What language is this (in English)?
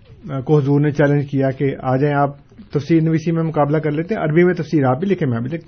Urdu